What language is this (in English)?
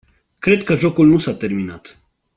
Romanian